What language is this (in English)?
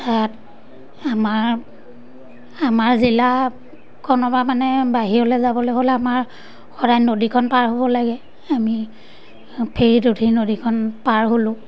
Assamese